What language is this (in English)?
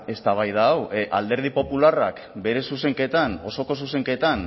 Basque